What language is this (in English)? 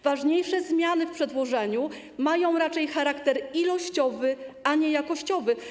Polish